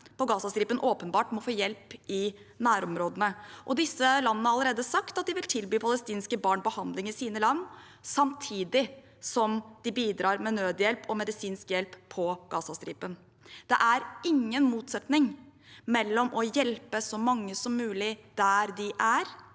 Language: Norwegian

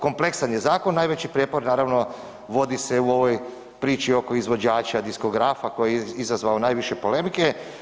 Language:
Croatian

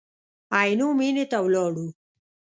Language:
Pashto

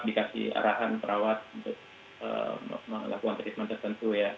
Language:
Indonesian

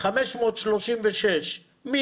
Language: Hebrew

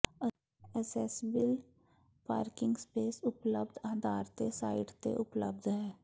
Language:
Punjabi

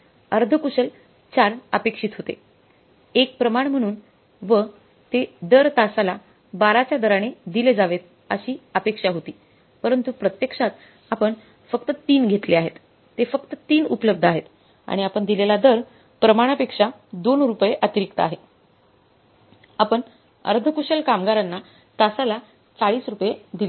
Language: Marathi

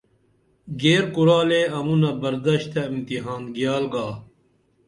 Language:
Dameli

